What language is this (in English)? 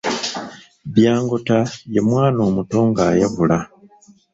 Ganda